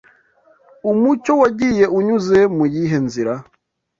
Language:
Kinyarwanda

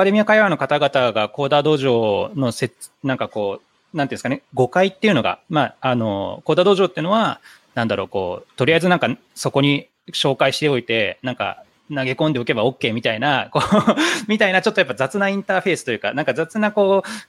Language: Japanese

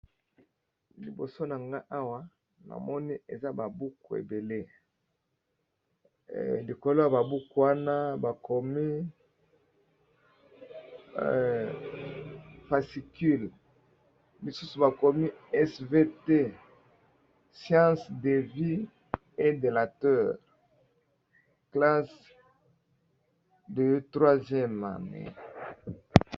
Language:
Lingala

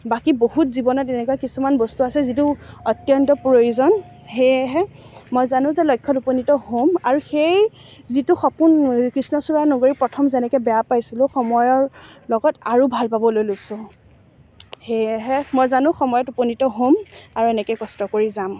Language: Assamese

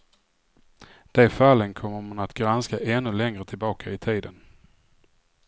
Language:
Swedish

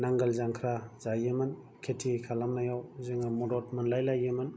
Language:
Bodo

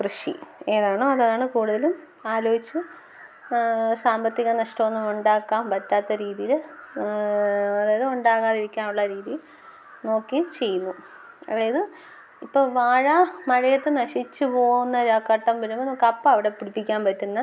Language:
Malayalam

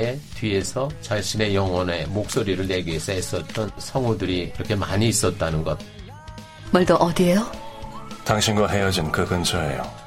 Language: Korean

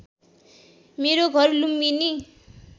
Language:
Nepali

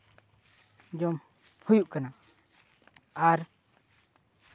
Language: Santali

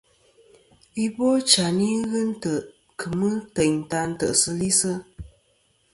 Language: Kom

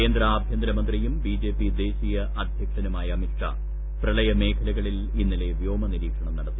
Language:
Malayalam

